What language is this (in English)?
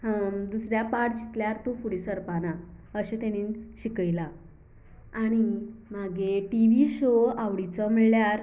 Konkani